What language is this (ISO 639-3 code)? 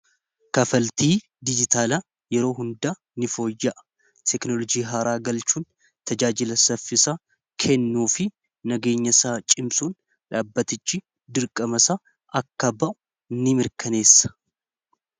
orm